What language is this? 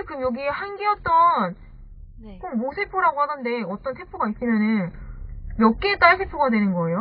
Korean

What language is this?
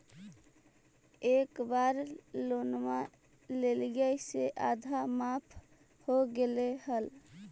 Magahi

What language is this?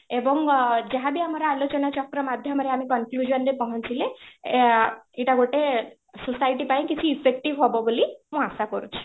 Odia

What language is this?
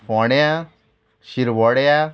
Konkani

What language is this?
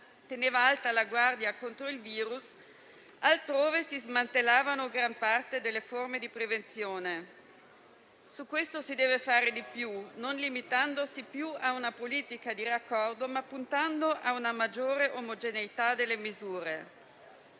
Italian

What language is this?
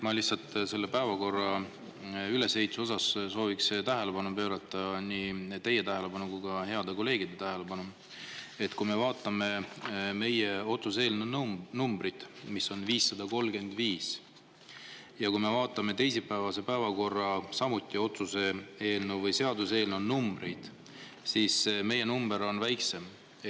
Estonian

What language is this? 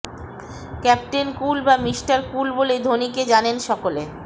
Bangla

